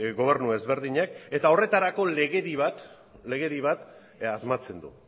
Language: Basque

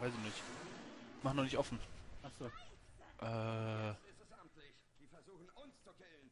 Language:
German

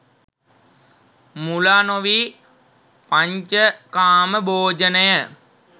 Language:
Sinhala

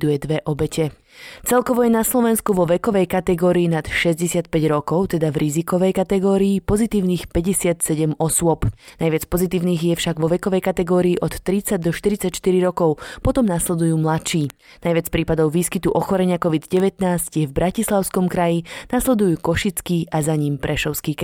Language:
Slovak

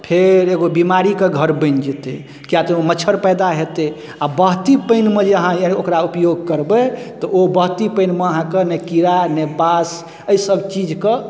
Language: Maithili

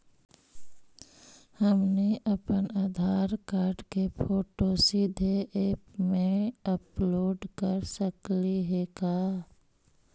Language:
Magahi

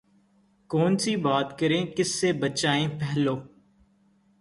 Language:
Urdu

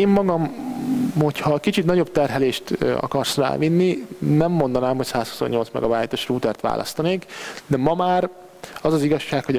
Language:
Hungarian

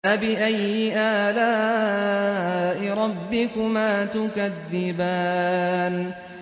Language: Arabic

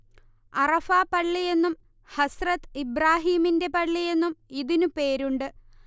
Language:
Malayalam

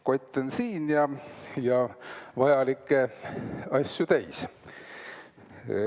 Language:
Estonian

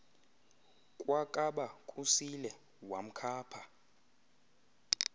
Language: Xhosa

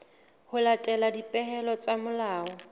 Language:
Southern Sotho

